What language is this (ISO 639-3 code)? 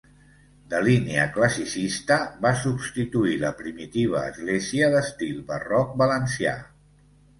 cat